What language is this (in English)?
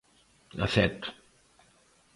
Galician